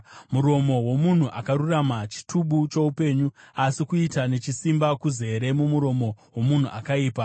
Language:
Shona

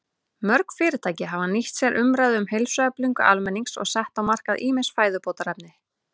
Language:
Icelandic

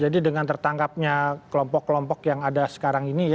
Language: Indonesian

